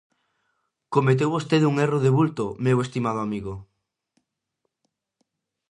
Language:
Galician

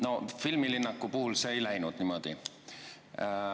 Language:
Estonian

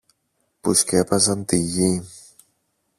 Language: Greek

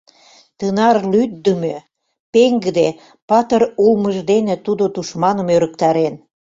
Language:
Mari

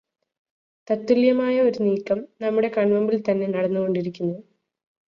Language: Malayalam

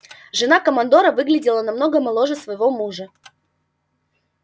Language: Russian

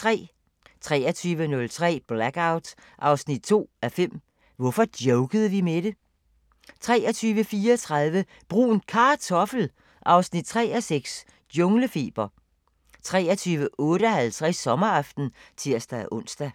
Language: Danish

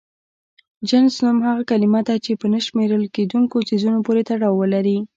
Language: Pashto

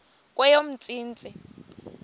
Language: Xhosa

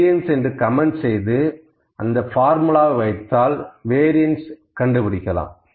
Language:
Tamil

